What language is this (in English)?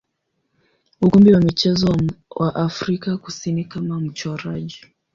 Swahili